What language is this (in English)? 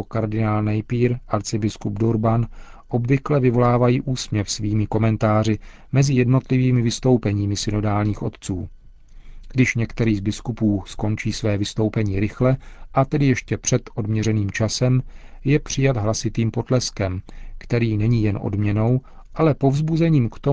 Czech